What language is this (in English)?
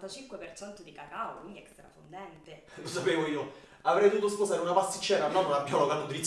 Italian